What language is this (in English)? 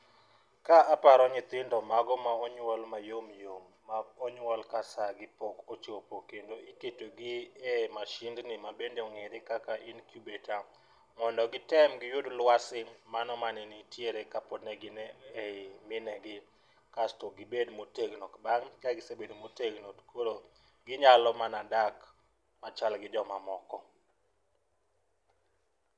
Luo (Kenya and Tanzania)